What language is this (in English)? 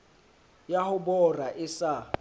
Southern Sotho